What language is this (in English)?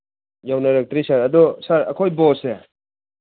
Manipuri